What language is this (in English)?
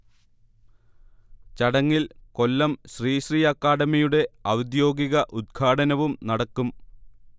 Malayalam